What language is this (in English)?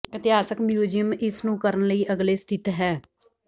Punjabi